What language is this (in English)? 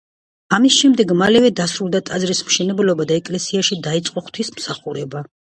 Georgian